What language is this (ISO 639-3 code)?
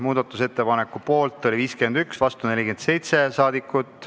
est